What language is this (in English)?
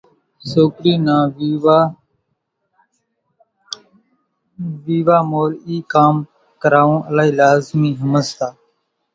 Kachi Koli